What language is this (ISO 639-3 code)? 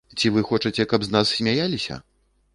bel